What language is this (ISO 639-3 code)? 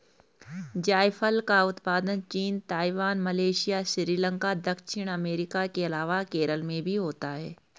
hin